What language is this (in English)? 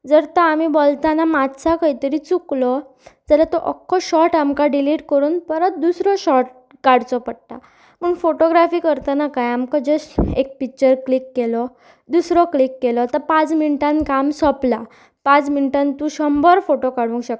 Konkani